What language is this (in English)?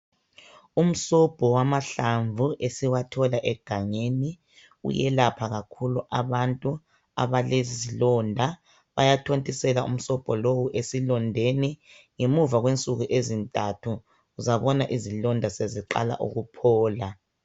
North Ndebele